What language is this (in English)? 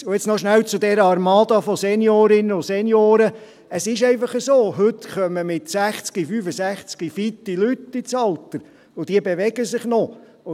Swiss German